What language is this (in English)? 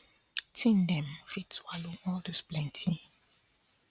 Nigerian Pidgin